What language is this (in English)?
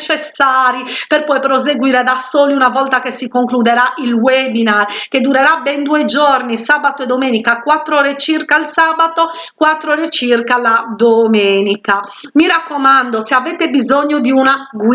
Italian